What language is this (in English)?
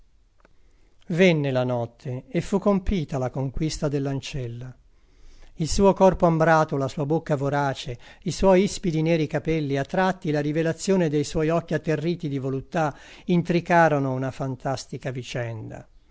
Italian